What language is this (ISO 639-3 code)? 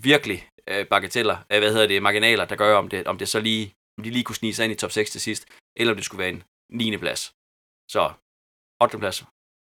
dan